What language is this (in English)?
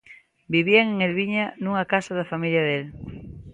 Galician